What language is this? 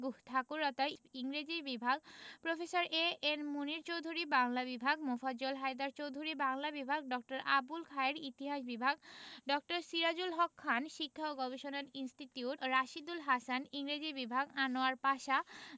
Bangla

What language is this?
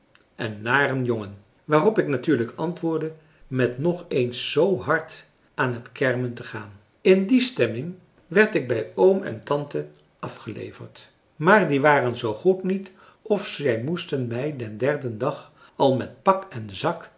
Dutch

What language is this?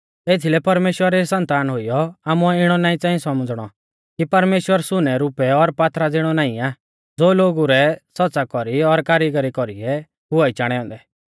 Mahasu Pahari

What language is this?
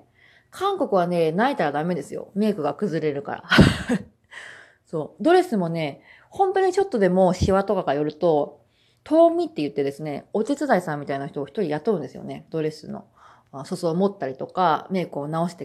Japanese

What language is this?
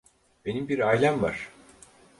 Turkish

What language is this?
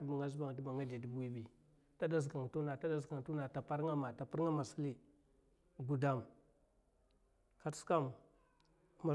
Mafa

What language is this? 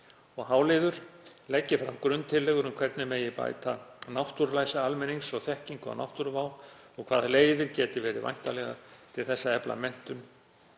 Icelandic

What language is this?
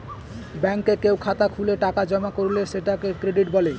Bangla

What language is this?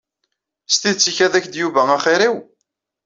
Kabyle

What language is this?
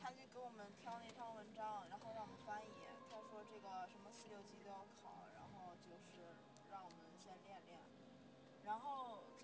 Chinese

